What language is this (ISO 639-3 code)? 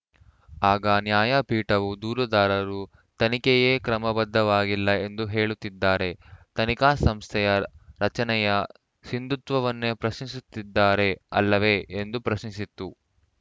kan